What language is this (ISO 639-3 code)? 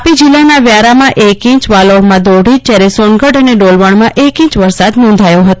guj